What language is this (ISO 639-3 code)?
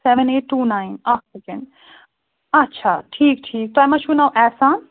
kas